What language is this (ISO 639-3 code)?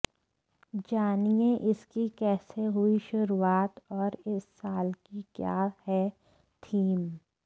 hin